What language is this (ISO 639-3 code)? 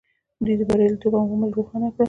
pus